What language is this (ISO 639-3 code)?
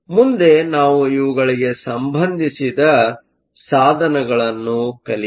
kan